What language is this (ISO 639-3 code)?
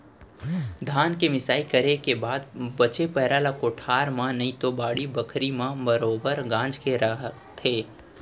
hne